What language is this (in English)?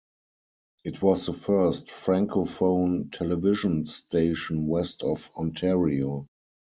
English